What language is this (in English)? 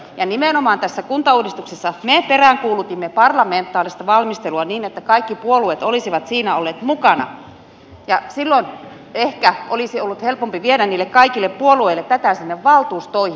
Finnish